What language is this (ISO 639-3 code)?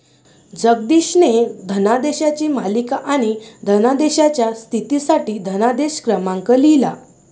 mar